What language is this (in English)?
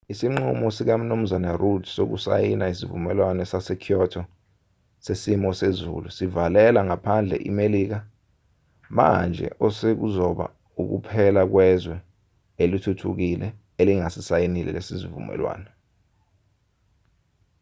Zulu